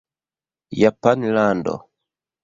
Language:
Esperanto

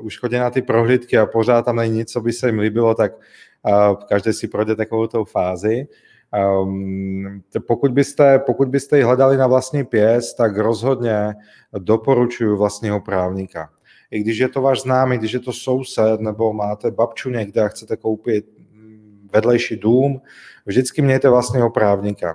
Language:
Czech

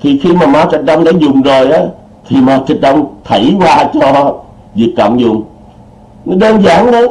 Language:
Vietnamese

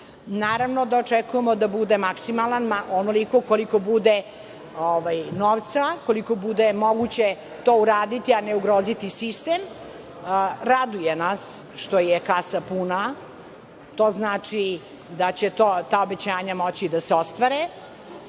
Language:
Serbian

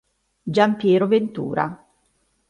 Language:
Italian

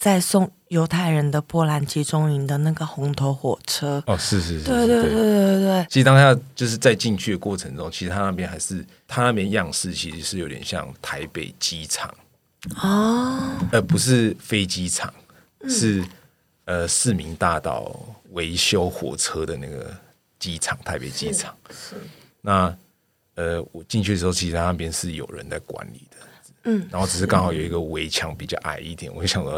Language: Chinese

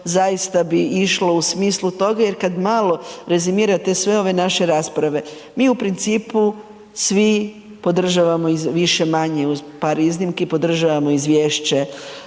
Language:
Croatian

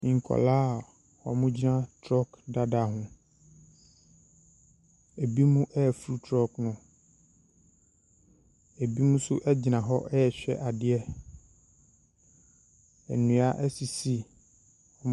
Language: Akan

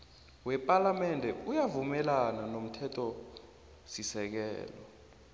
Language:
South Ndebele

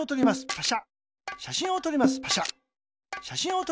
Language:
Japanese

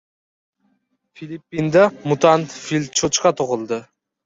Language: Uzbek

